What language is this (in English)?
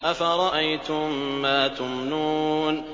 Arabic